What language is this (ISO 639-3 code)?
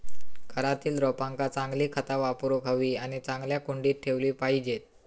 mar